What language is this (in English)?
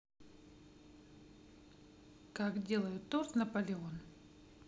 Russian